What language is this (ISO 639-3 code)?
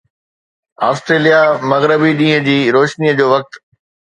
snd